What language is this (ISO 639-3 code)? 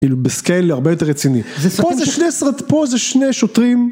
heb